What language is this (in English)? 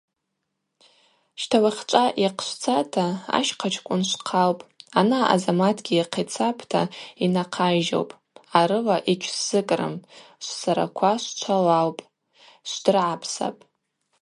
Abaza